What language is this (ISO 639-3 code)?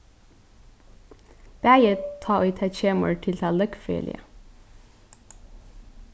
fao